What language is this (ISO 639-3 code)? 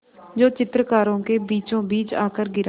hin